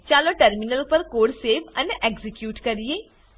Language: Gujarati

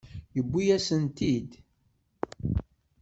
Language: Kabyle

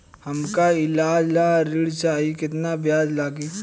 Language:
Bhojpuri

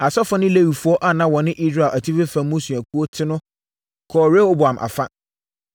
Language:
Akan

